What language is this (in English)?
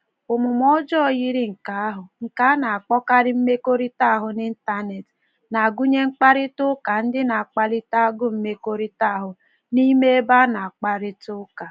Igbo